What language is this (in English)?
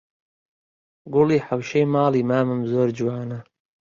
Central Kurdish